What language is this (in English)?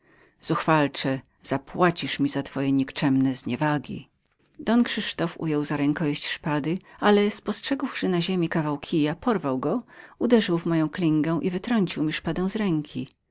Polish